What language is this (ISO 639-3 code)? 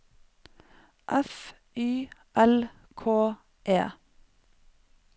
nor